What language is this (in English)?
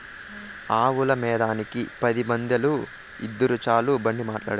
Telugu